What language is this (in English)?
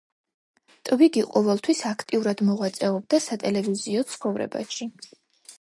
Georgian